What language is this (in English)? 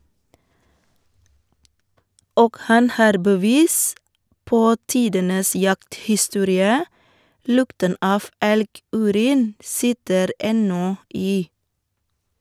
Norwegian